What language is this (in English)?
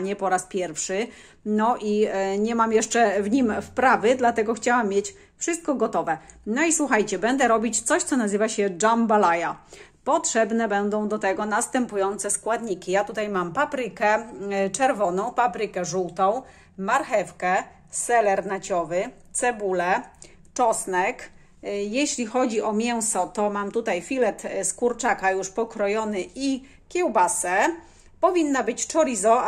Polish